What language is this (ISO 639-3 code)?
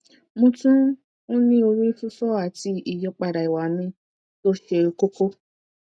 yor